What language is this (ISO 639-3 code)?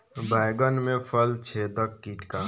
bho